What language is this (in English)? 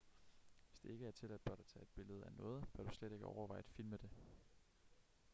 Danish